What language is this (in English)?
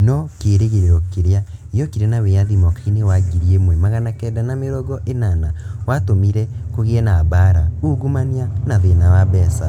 Kikuyu